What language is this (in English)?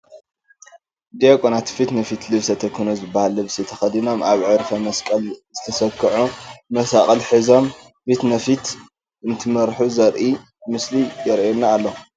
Tigrinya